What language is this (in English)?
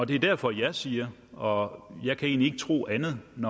Danish